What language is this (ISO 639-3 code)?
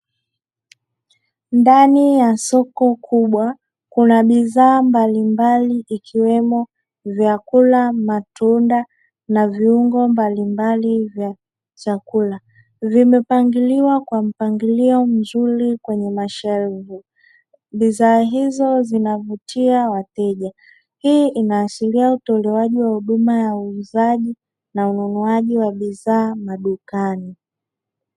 swa